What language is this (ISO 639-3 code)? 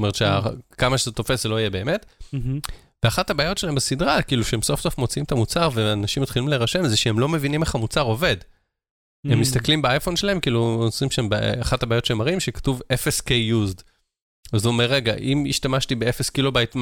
heb